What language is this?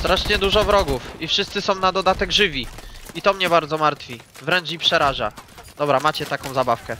Polish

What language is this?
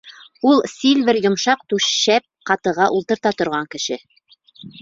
Bashkir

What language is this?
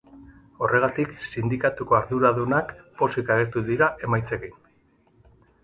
Basque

